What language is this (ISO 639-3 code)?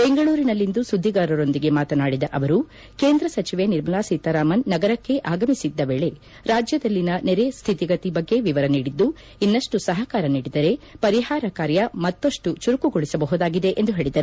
kan